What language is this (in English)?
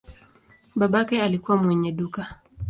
Swahili